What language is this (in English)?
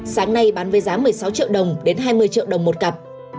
Vietnamese